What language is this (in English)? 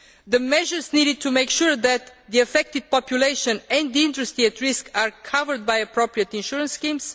English